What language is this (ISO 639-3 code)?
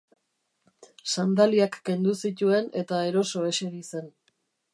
eus